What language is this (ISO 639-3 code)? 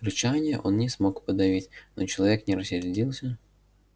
rus